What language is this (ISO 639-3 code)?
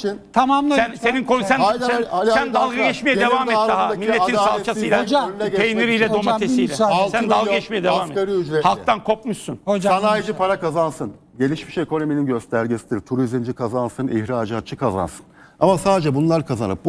tur